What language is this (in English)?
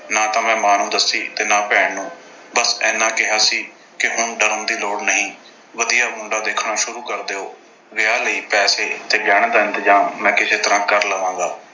Punjabi